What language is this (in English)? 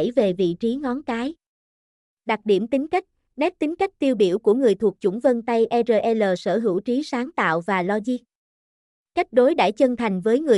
Vietnamese